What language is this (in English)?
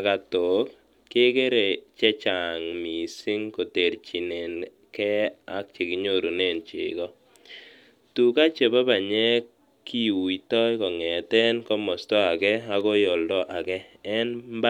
Kalenjin